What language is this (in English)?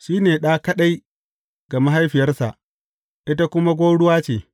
Hausa